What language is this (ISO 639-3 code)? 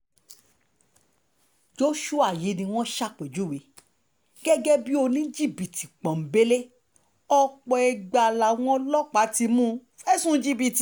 yor